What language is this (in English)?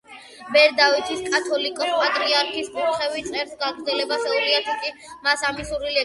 Georgian